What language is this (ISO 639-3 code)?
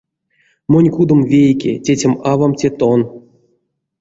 myv